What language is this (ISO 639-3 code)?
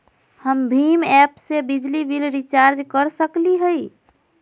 mag